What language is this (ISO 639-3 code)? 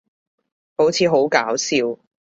yue